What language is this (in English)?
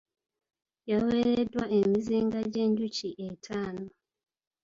Ganda